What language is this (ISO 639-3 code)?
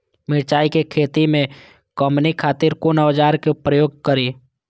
mai